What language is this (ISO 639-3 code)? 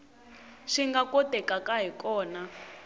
tso